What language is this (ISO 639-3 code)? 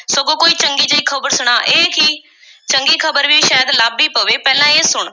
pan